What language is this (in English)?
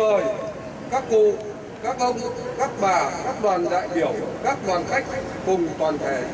Vietnamese